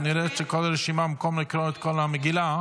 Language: Hebrew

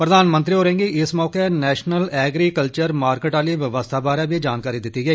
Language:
Dogri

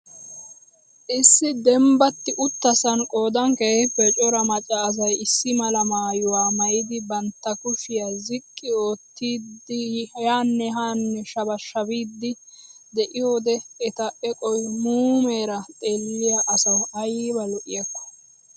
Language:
Wolaytta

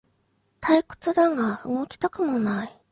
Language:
Japanese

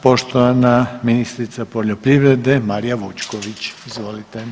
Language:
Croatian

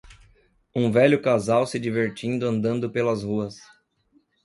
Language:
Portuguese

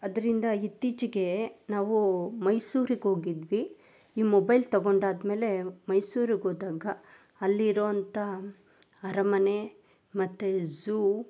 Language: Kannada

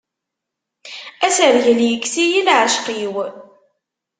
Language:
Kabyle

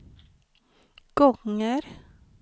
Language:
Swedish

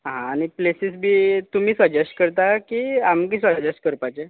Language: Konkani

